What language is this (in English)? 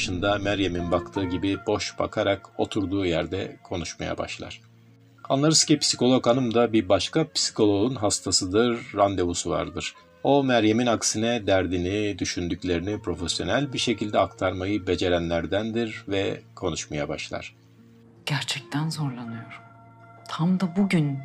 Turkish